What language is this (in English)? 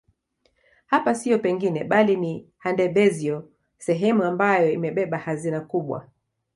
Swahili